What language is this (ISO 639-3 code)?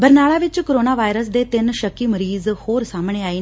pan